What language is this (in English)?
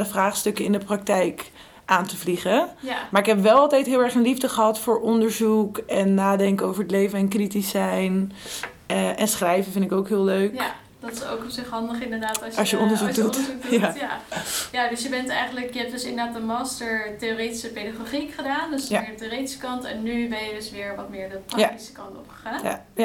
Dutch